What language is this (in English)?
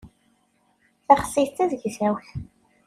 Kabyle